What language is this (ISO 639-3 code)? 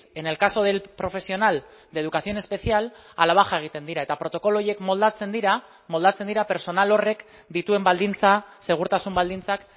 eus